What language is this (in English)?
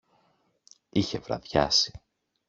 Greek